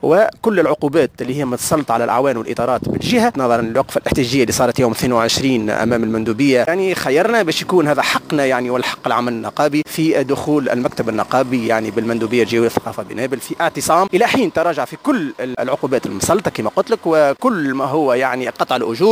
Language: Arabic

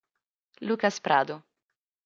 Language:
Italian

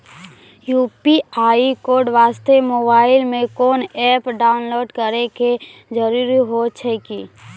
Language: Maithili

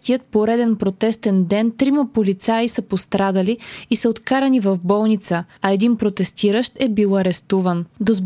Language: Bulgarian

